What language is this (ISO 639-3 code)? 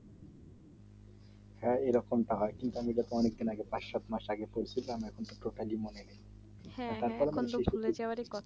ben